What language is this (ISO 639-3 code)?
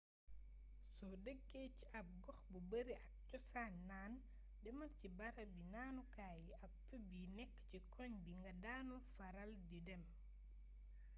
wol